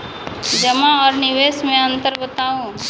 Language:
Maithili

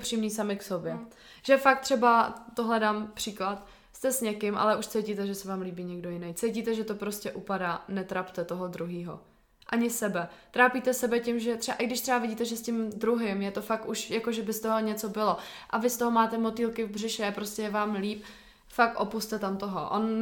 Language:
Czech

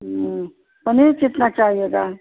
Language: Hindi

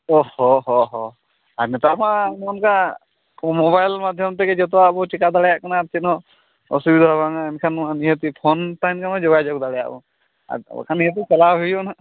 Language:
Santali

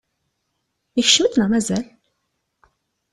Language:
Kabyle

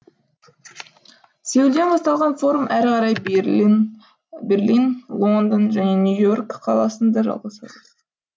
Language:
Kazakh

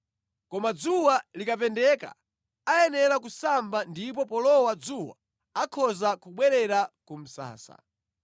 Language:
Nyanja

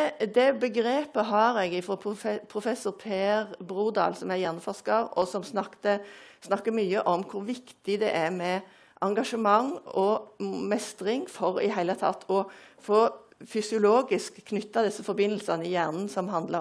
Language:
Norwegian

